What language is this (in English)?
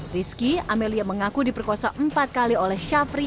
Indonesian